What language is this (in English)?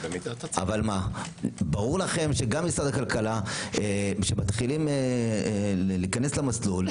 Hebrew